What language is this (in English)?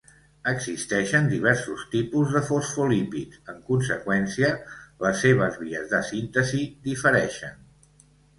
Catalan